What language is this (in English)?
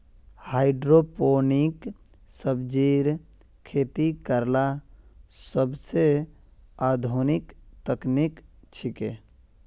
Magahi